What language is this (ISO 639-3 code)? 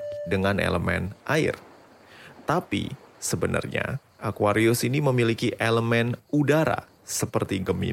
ind